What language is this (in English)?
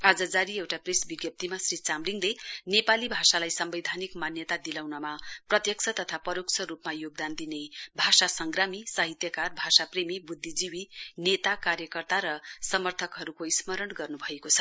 Nepali